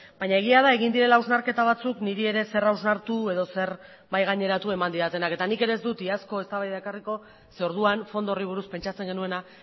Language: Basque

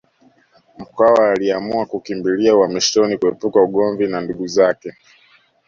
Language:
Swahili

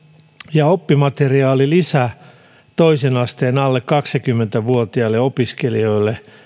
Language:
Finnish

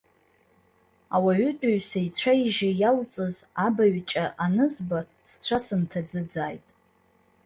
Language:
Abkhazian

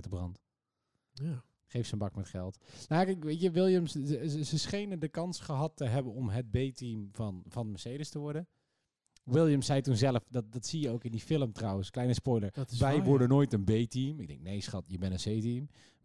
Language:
Dutch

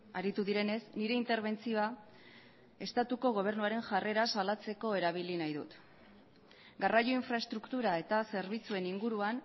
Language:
Basque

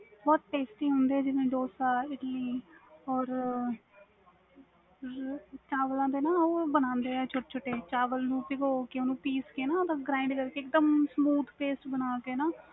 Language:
Punjabi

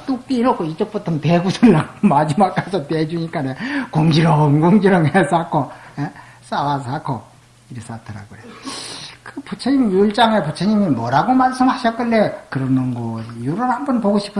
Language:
Korean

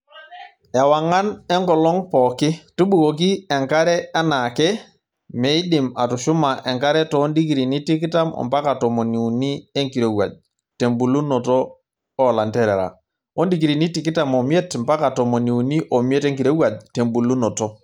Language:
Masai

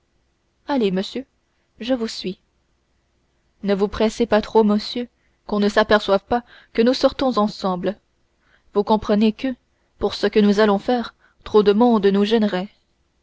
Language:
French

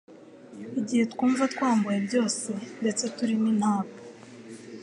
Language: Kinyarwanda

